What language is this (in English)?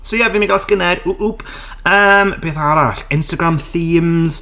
Welsh